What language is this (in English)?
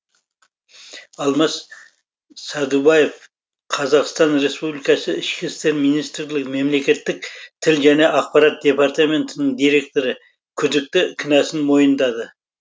Kazakh